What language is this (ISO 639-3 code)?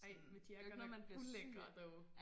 dan